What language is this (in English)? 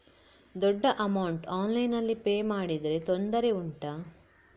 Kannada